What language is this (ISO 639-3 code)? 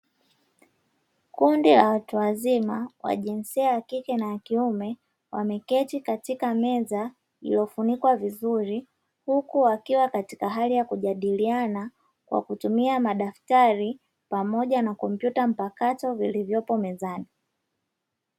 swa